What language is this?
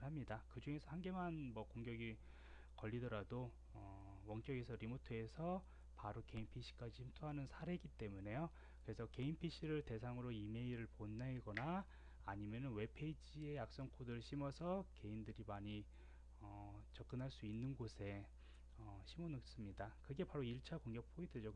Korean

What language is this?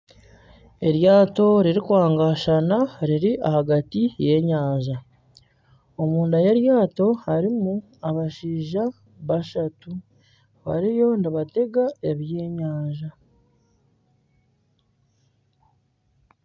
Nyankole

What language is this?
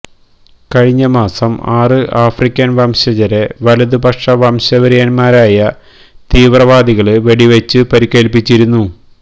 Malayalam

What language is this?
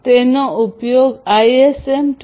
Gujarati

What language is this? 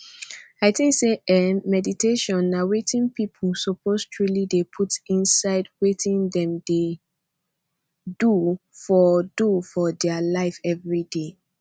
Nigerian Pidgin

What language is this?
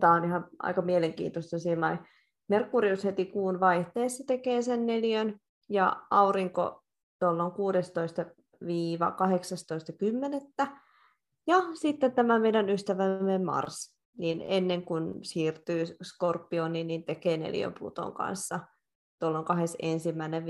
Finnish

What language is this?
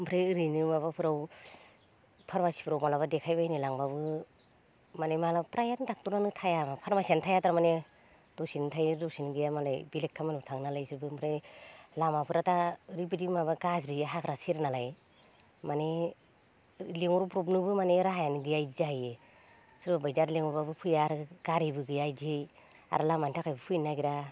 Bodo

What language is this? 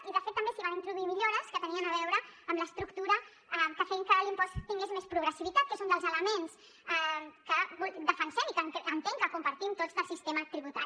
Catalan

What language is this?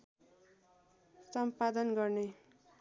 Nepali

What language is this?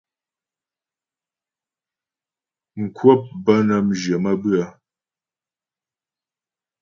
Ghomala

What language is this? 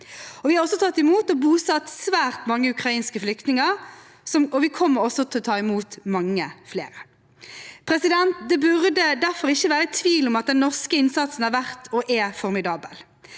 Norwegian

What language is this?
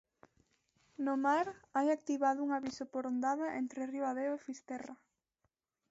Galician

